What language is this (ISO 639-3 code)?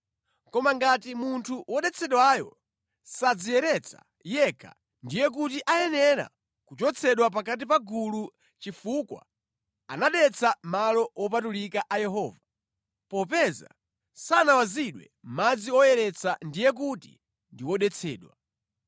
nya